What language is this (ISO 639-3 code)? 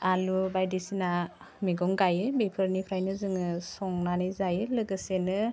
brx